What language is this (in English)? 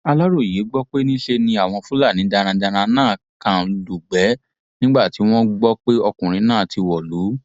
Yoruba